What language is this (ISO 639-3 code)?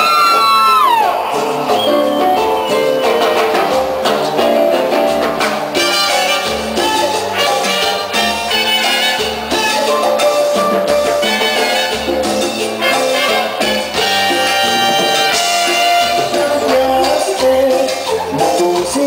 ell